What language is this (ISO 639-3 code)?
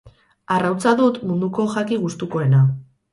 eus